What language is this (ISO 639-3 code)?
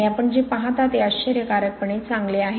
mar